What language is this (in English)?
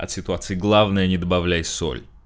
Russian